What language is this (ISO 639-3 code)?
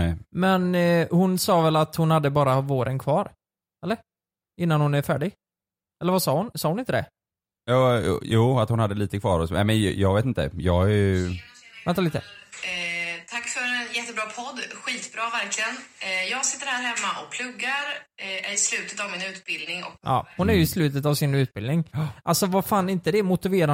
swe